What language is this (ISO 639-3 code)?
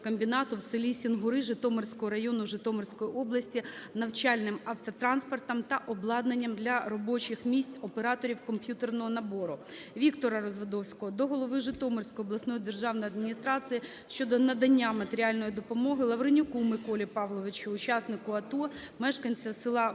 ukr